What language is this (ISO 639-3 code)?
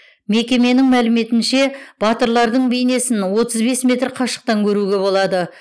kaz